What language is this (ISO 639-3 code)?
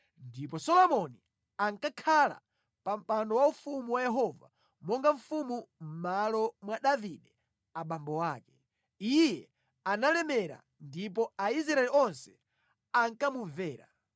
nya